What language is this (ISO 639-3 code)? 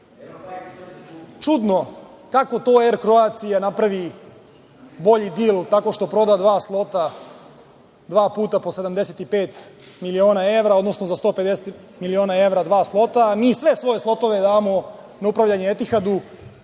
srp